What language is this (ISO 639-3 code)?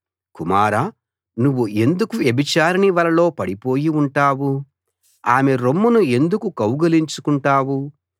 tel